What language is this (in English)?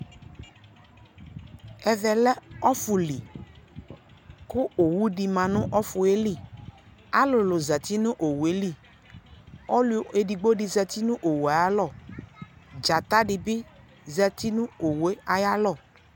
Ikposo